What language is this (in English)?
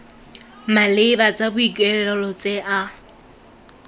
Tswana